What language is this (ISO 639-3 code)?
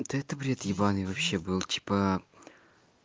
rus